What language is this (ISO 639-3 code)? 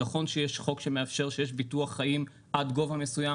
heb